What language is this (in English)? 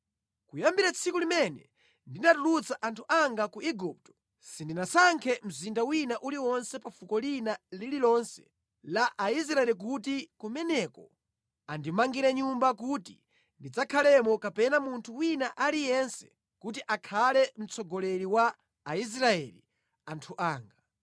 Nyanja